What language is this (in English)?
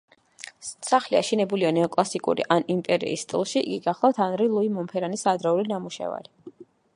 Georgian